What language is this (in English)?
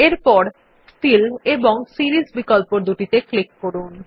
Bangla